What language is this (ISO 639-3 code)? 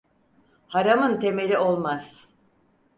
tur